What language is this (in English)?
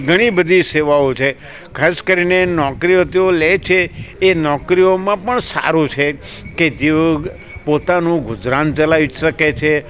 Gujarati